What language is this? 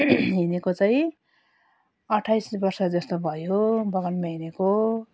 Nepali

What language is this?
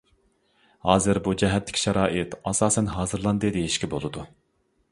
Uyghur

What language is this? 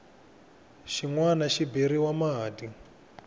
Tsonga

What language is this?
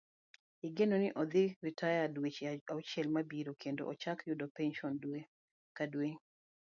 Luo (Kenya and Tanzania)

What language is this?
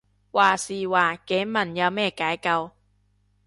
Cantonese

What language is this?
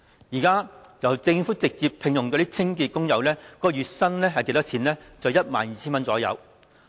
Cantonese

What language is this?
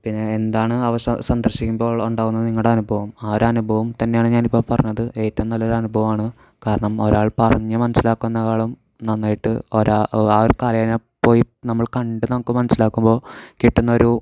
Malayalam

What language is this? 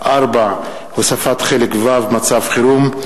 Hebrew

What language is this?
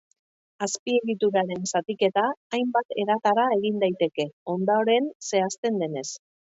Basque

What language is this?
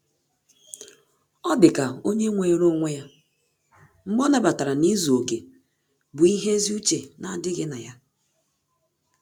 Igbo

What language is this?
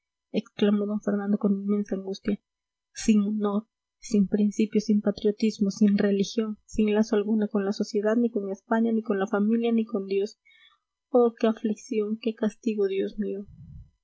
Spanish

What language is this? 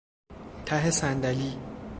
Persian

